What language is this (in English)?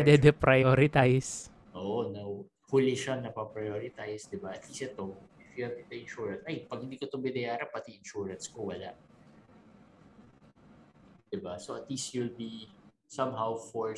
Filipino